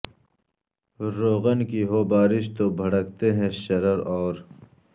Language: Urdu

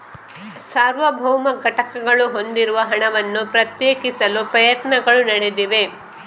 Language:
Kannada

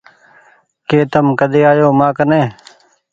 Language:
Goaria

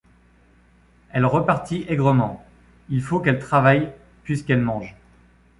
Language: French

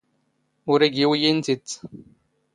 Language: Standard Moroccan Tamazight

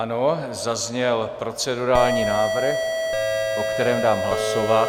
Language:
Czech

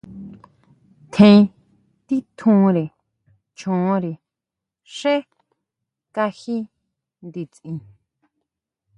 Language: Huautla Mazatec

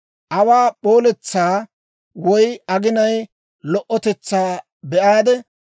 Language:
Dawro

